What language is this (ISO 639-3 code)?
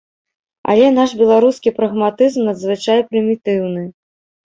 bel